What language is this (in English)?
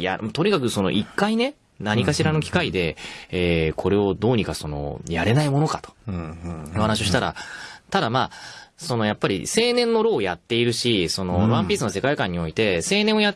Japanese